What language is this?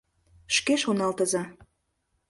Mari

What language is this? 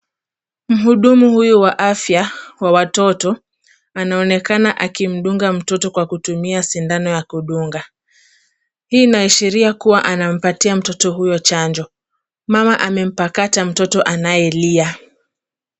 Swahili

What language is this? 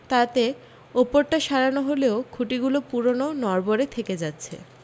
Bangla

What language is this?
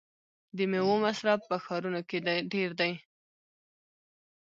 Pashto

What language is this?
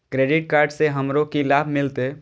Maithili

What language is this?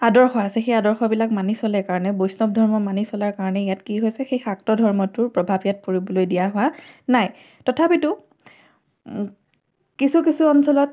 Assamese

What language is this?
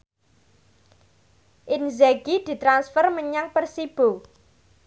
Javanese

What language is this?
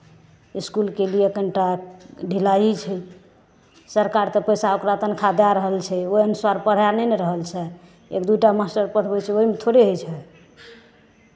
Maithili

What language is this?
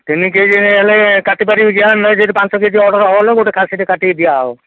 Odia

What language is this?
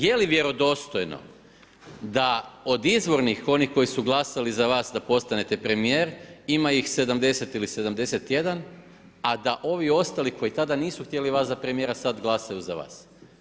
Croatian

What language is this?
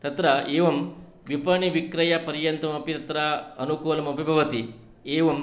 Sanskrit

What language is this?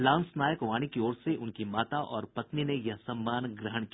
Hindi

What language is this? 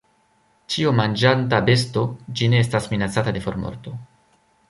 Esperanto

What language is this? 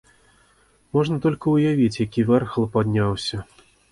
Belarusian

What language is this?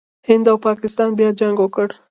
Pashto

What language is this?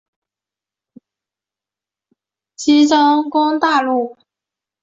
Chinese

